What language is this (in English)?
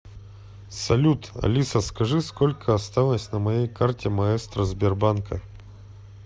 Russian